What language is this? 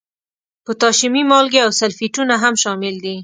Pashto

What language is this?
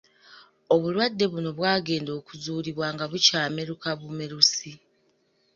Ganda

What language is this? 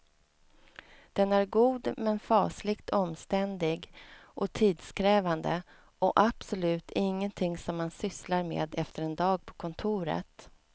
Swedish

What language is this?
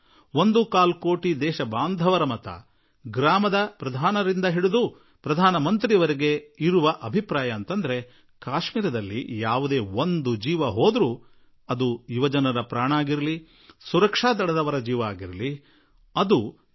Kannada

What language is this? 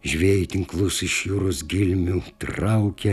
Lithuanian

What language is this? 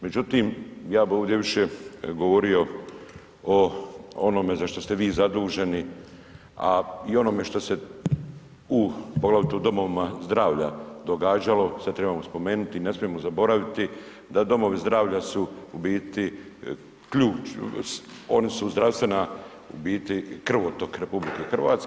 Croatian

